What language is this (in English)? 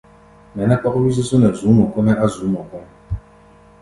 Gbaya